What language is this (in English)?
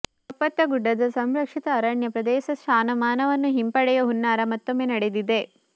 Kannada